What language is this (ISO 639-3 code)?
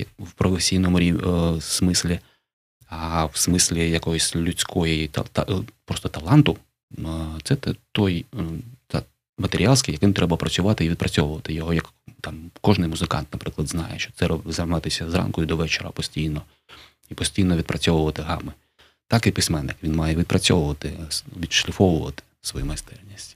ukr